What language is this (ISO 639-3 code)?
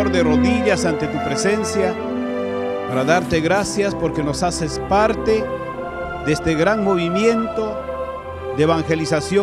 spa